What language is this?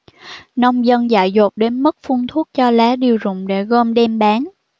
Vietnamese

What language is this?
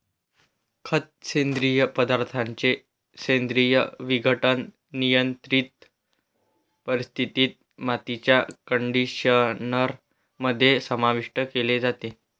Marathi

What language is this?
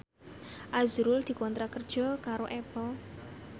Javanese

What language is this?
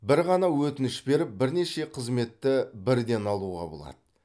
Kazakh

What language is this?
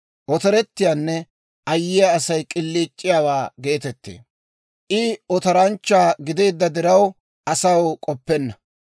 Dawro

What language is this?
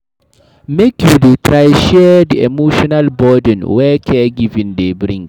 Nigerian Pidgin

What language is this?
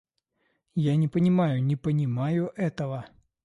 Russian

